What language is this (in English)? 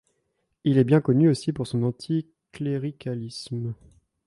French